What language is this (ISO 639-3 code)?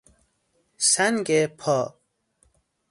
fas